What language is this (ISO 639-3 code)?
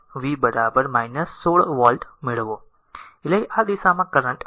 guj